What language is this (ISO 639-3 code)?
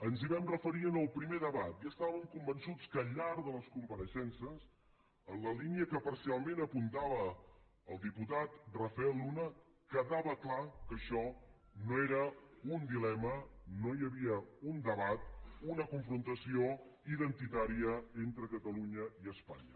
cat